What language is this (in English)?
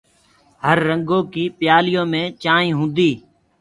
Gurgula